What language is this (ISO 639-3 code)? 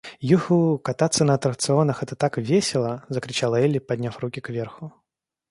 rus